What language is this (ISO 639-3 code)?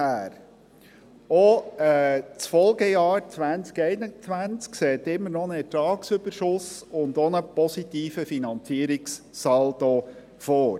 gsw